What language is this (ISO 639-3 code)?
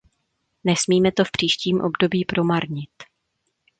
ces